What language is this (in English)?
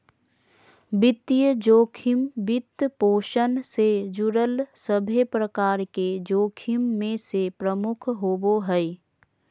Magahi